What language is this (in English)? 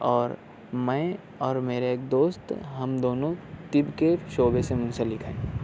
Urdu